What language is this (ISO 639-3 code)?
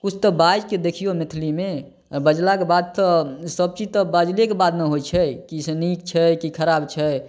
mai